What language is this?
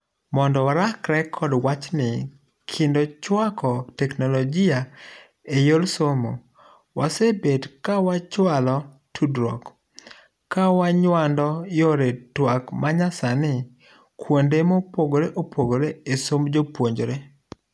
Luo (Kenya and Tanzania)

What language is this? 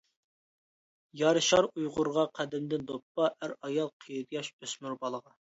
Uyghur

